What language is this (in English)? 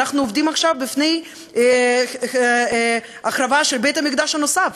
Hebrew